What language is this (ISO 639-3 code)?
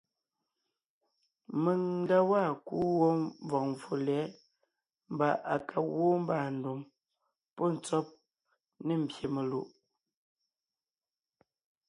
nnh